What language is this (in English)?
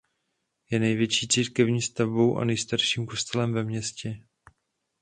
Czech